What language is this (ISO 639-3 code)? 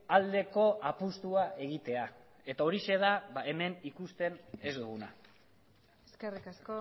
eus